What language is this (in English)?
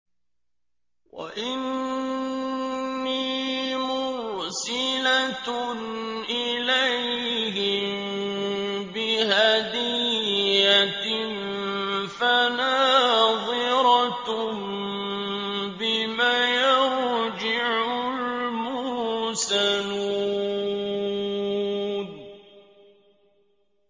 Arabic